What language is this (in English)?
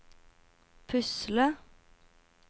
Norwegian